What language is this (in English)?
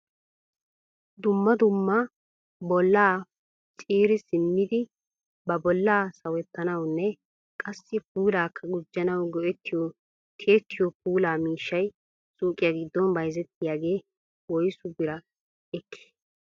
Wolaytta